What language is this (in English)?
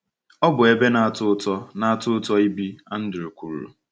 Igbo